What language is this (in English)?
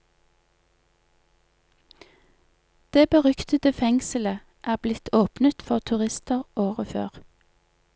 Norwegian